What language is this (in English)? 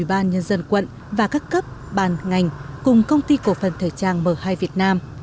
Vietnamese